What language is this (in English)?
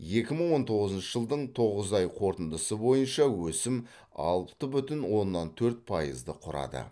Kazakh